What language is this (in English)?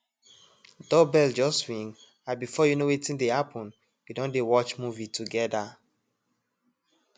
Nigerian Pidgin